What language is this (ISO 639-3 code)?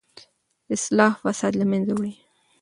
pus